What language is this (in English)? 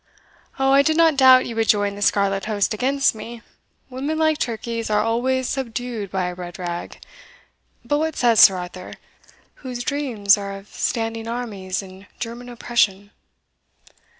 English